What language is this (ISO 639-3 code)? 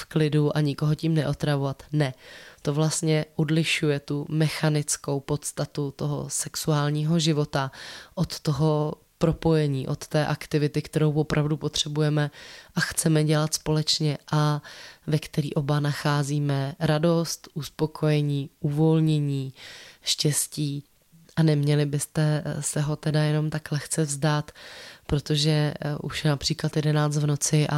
ces